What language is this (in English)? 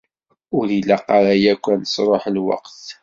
Kabyle